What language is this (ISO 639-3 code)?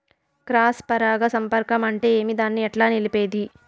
tel